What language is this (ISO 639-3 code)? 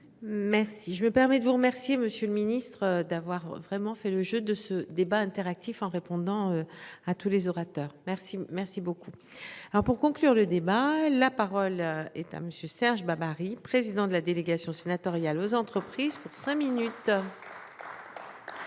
fra